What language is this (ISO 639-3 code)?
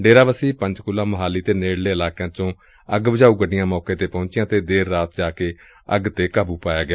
pan